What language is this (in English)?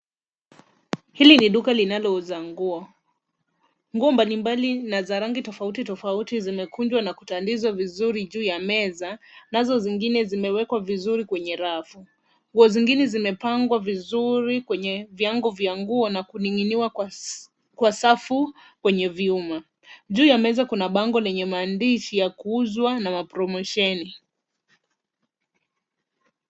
Swahili